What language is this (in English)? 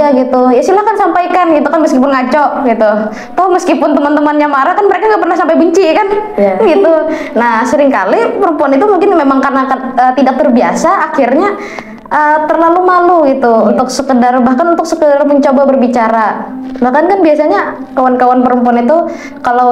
Indonesian